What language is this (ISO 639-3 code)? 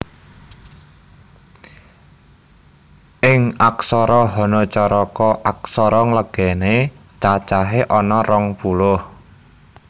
jav